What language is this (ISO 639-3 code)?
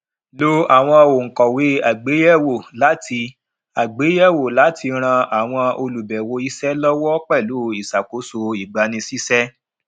yor